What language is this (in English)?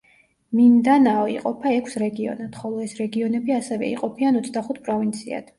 Georgian